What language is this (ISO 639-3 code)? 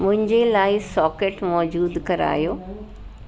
snd